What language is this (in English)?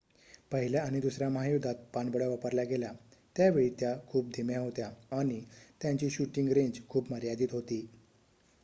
Marathi